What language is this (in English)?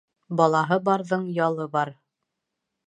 Bashkir